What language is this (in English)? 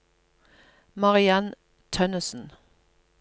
Norwegian